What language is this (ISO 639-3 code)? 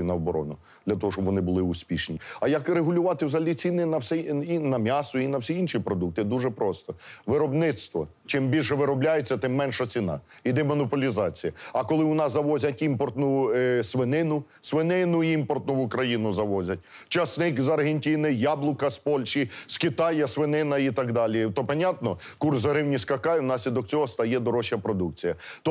ukr